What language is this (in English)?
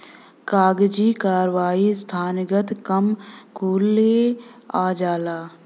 Bhojpuri